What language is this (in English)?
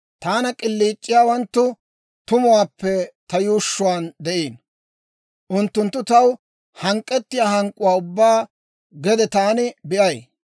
Dawro